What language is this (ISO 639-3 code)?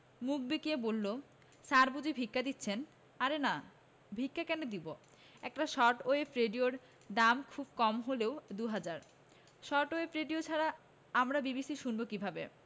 ben